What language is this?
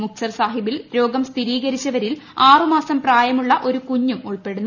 Malayalam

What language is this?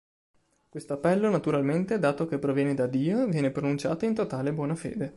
Italian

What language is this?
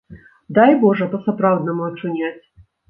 Belarusian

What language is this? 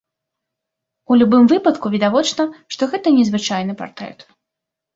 Belarusian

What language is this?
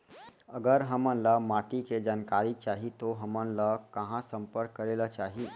Chhattisgarhi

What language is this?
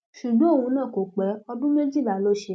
Yoruba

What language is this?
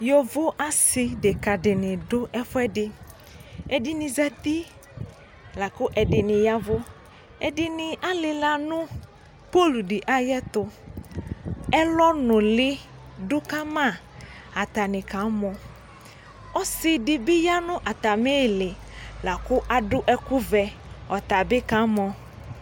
Ikposo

